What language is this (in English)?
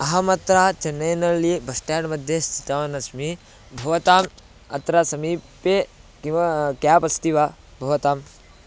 Sanskrit